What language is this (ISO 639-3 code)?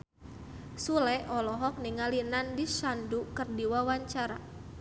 sun